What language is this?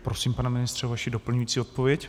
Czech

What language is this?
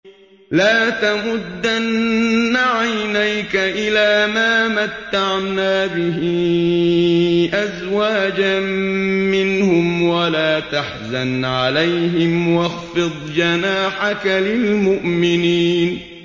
Arabic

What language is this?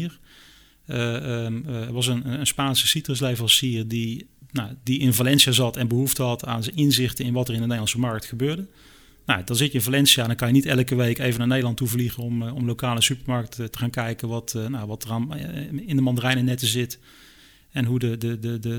Dutch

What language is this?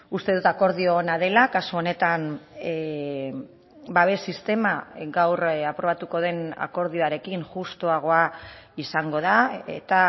Basque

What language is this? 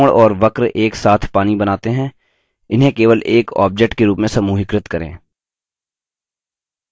Hindi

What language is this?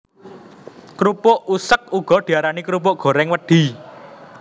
Javanese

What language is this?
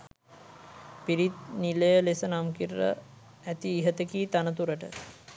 Sinhala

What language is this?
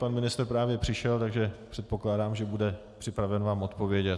Czech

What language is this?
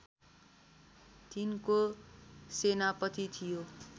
Nepali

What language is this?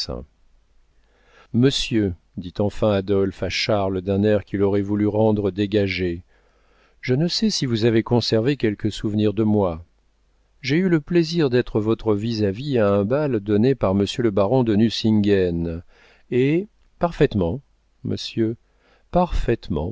French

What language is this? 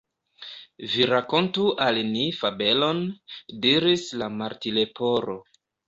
Esperanto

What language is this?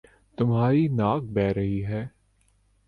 Urdu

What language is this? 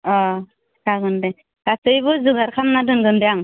Bodo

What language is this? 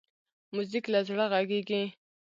Pashto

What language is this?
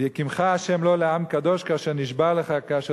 Hebrew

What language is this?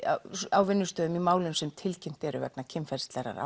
Icelandic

